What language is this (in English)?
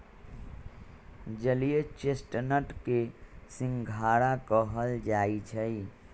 Magahi